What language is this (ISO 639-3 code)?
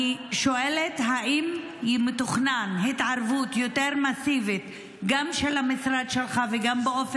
heb